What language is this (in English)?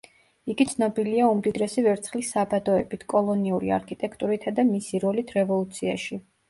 Georgian